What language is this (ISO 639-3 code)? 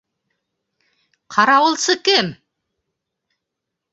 bak